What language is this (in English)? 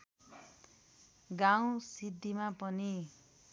Nepali